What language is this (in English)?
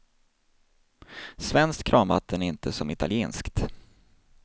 Swedish